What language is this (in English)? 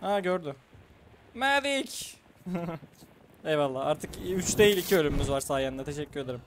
Turkish